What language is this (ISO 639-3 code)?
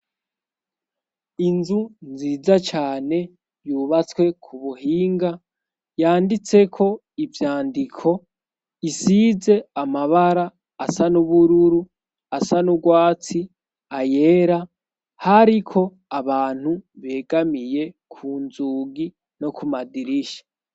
run